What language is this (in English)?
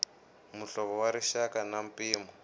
Tsonga